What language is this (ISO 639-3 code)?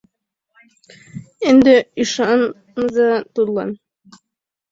chm